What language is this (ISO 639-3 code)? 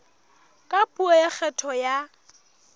sot